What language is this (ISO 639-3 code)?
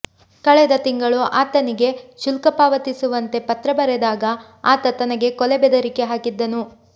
kan